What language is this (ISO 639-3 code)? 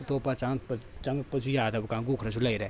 mni